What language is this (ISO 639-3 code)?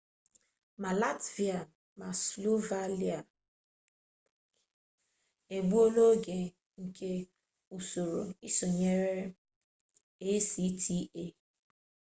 ibo